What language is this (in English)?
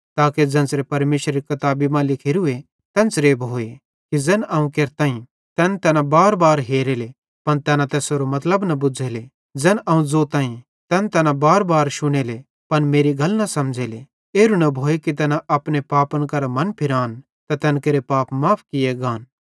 Bhadrawahi